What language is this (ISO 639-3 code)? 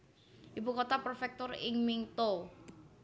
jav